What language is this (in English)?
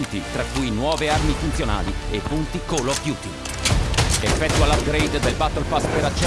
Italian